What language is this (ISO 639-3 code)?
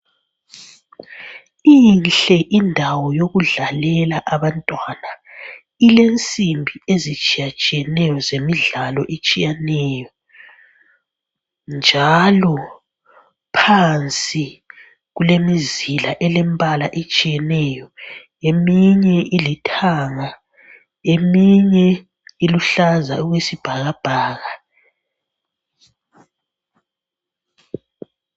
nde